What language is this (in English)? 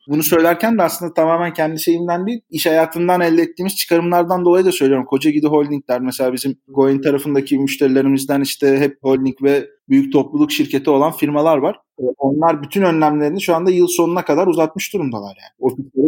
Turkish